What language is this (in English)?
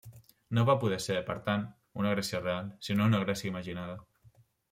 Catalan